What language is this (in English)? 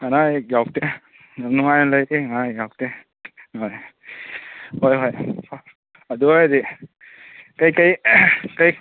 Manipuri